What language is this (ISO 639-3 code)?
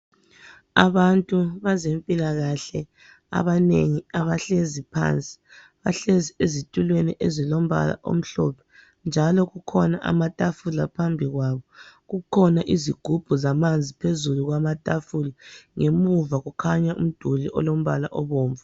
nde